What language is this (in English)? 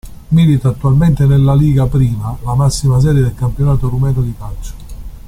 Italian